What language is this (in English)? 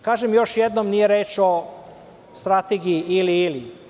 Serbian